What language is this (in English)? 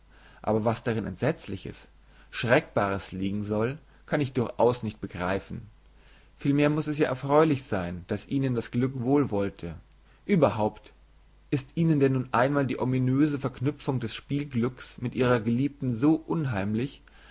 German